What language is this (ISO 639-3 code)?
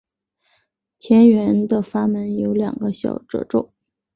zho